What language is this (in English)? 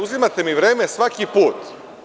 Serbian